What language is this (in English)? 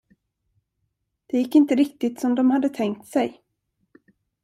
Swedish